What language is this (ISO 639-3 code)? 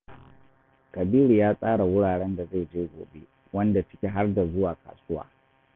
hau